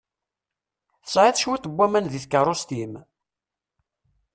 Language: Kabyle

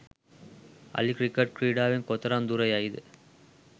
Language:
Sinhala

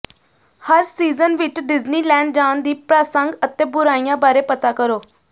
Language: Punjabi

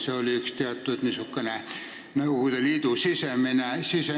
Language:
Estonian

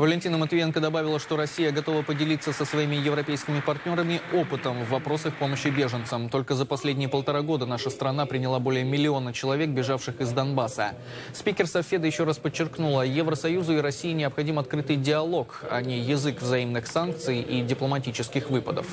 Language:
Russian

